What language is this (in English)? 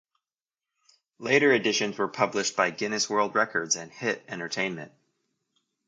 English